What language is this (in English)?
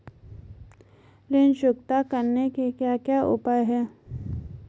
Hindi